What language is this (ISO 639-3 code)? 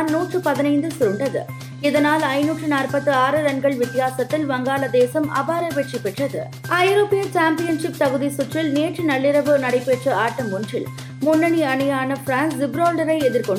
tam